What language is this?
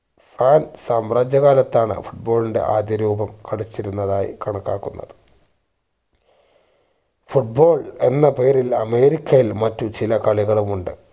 Malayalam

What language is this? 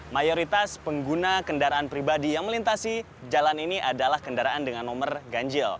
Indonesian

